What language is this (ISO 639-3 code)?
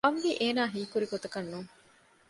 div